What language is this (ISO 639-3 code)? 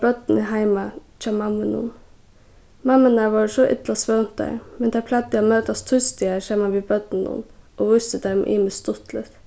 fao